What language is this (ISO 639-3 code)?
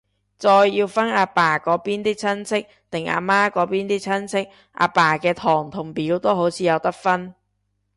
yue